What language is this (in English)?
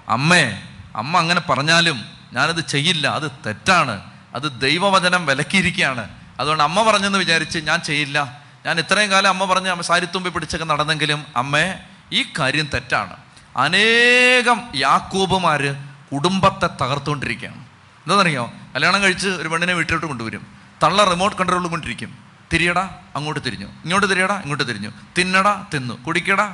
Malayalam